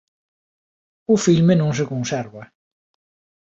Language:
Galician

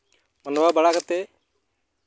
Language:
Santali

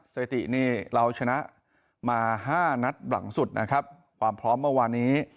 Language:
Thai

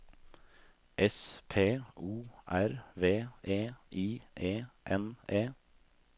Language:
Norwegian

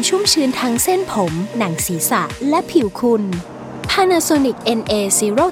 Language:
Thai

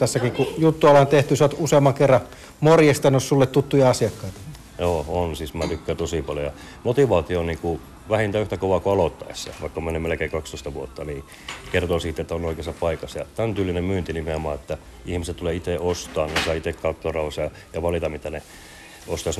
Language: Finnish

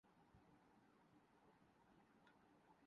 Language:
Urdu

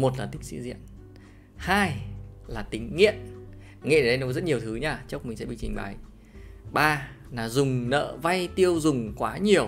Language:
Vietnamese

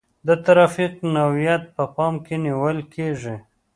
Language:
Pashto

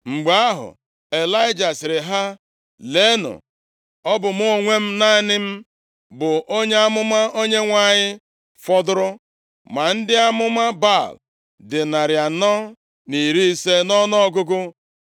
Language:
Igbo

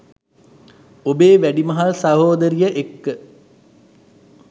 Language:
Sinhala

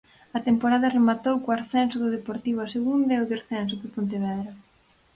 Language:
Galician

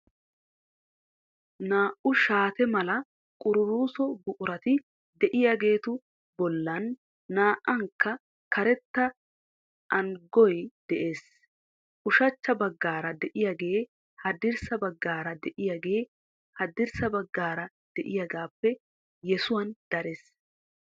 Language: Wolaytta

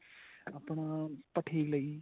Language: Punjabi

